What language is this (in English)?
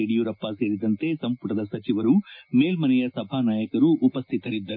Kannada